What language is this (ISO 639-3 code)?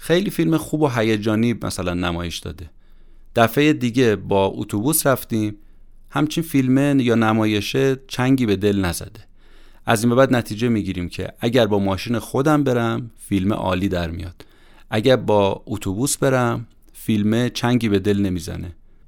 fas